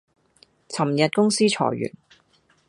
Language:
Cantonese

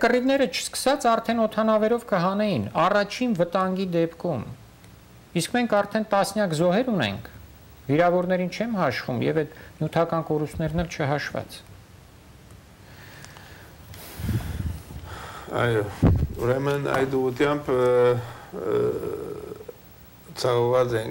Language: Romanian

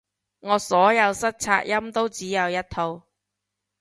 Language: Cantonese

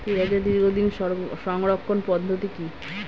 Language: Bangla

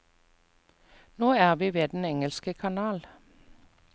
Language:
Norwegian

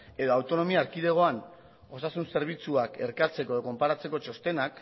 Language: Basque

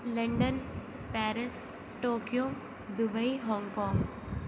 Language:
Urdu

